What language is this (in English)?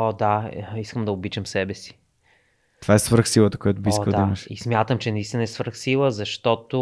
Bulgarian